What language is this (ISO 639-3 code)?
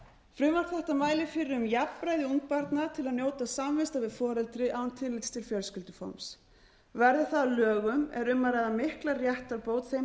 isl